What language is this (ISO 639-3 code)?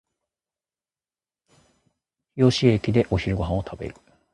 jpn